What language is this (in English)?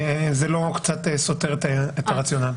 Hebrew